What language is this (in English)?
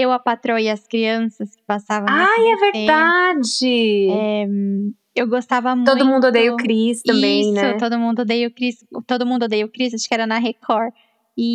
Portuguese